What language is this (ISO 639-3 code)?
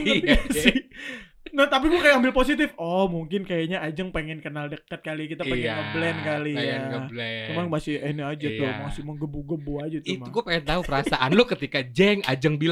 ind